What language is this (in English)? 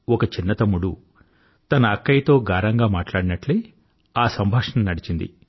Telugu